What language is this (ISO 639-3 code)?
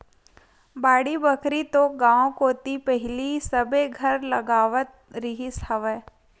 hne